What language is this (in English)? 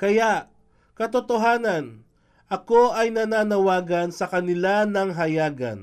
Filipino